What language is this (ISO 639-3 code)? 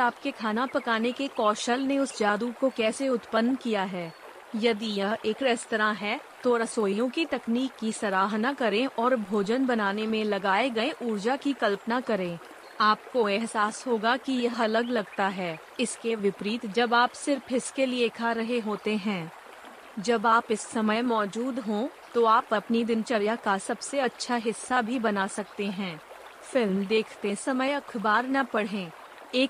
hin